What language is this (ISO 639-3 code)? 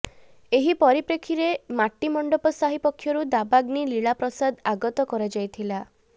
ori